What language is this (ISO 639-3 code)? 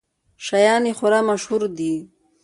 pus